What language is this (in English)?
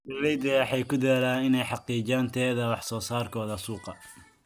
Somali